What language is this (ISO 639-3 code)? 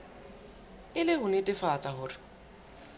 sot